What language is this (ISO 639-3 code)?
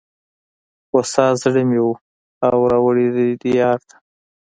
pus